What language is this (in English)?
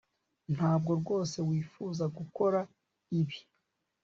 Kinyarwanda